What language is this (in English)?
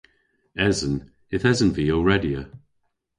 Cornish